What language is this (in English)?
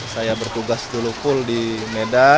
Indonesian